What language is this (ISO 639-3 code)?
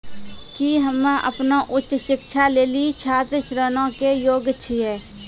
mai